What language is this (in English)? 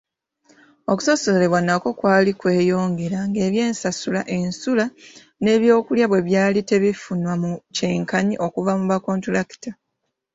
Ganda